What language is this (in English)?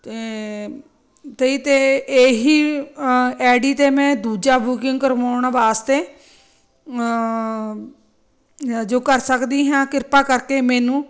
Punjabi